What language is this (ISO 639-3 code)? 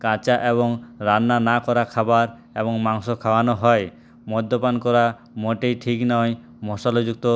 ben